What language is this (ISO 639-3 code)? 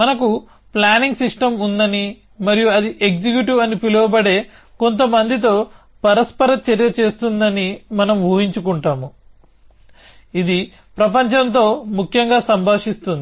tel